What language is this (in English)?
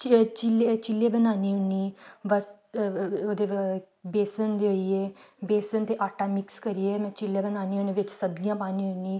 Dogri